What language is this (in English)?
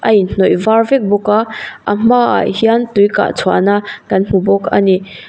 Mizo